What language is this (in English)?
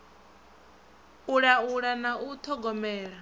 Venda